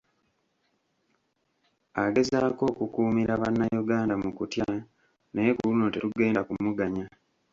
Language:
Ganda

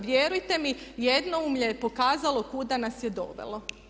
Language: Croatian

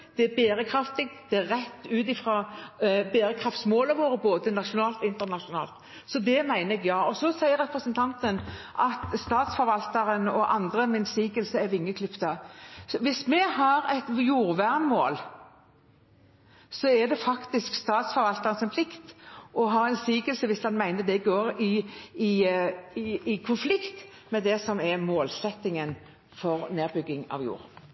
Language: Norwegian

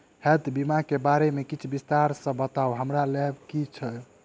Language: Maithili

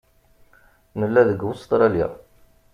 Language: Kabyle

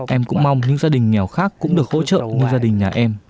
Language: Vietnamese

